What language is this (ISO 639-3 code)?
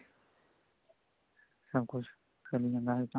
pan